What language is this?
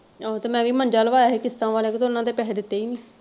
Punjabi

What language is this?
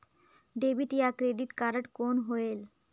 Chhattisgarhi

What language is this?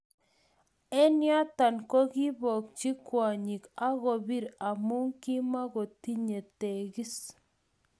Kalenjin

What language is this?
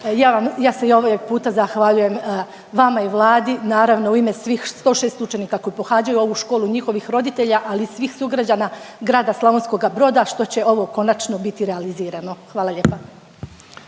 Croatian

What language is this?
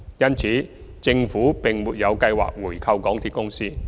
Cantonese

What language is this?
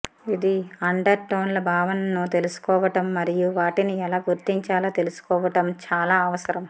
Telugu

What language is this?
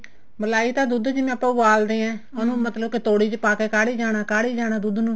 Punjabi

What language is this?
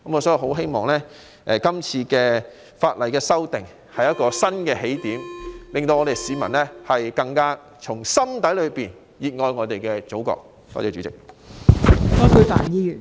Cantonese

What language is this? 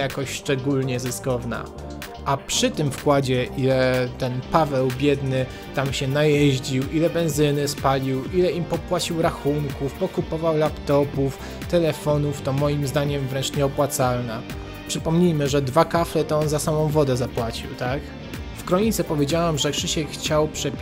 Polish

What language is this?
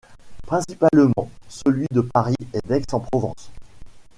French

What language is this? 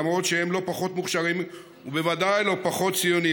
Hebrew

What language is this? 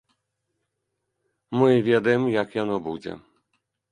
Belarusian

